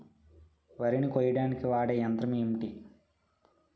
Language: Telugu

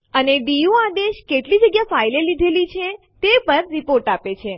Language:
Gujarati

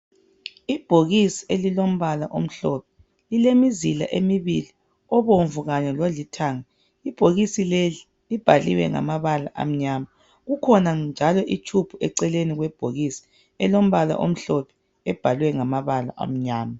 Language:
North Ndebele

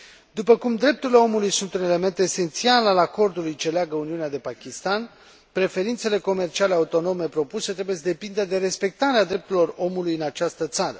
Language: Romanian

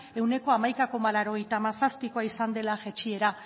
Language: Basque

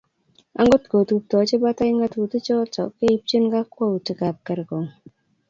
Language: Kalenjin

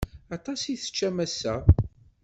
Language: Kabyle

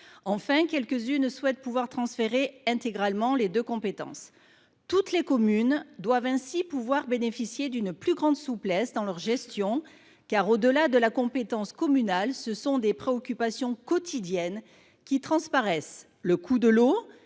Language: French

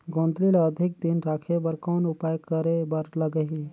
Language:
Chhattisgarhi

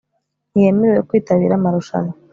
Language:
Kinyarwanda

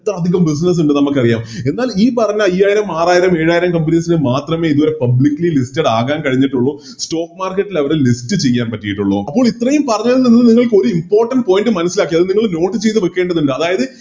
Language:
Malayalam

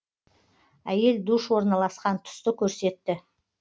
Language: Kazakh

